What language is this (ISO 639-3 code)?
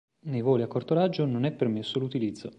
ita